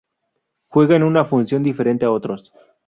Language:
Spanish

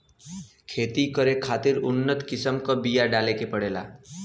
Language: Bhojpuri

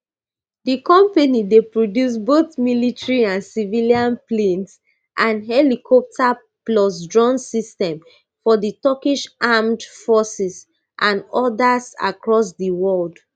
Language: Nigerian Pidgin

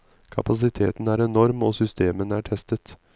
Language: Norwegian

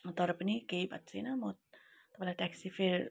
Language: Nepali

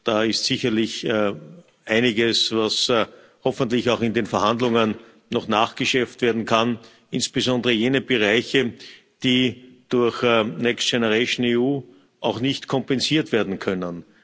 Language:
German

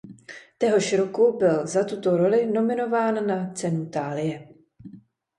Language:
Czech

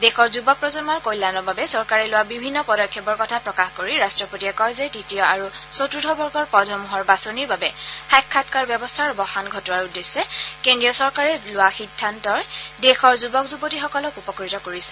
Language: Assamese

